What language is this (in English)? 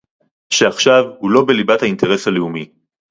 Hebrew